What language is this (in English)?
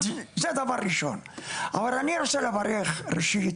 Hebrew